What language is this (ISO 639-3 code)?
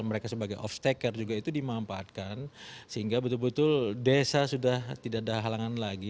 ind